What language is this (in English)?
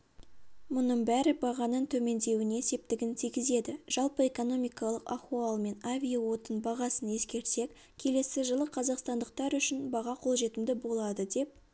Kazakh